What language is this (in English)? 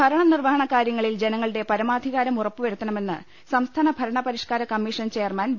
Malayalam